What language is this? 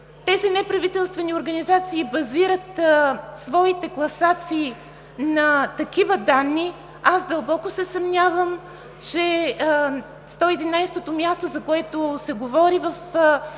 Bulgarian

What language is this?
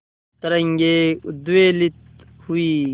Hindi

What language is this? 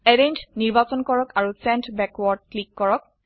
Assamese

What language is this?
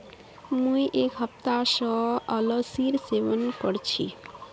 Magahi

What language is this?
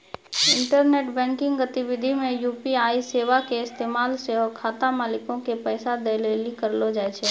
Maithili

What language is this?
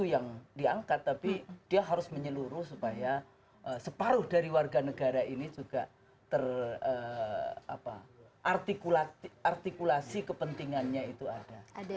Indonesian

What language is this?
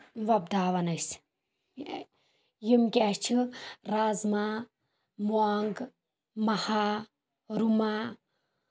Kashmiri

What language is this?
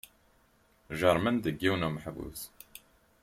Kabyle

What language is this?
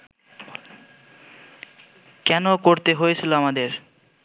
Bangla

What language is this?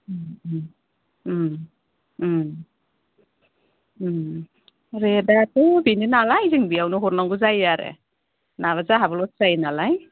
Bodo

